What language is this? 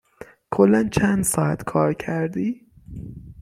Persian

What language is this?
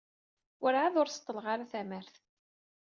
Kabyle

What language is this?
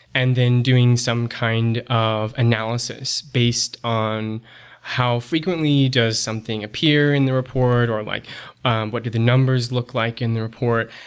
English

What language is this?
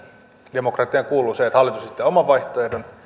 Finnish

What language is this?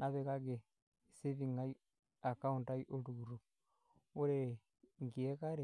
Masai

